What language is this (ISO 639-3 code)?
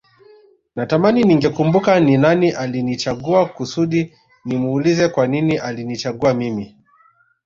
swa